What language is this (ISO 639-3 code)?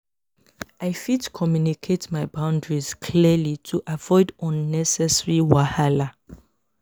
pcm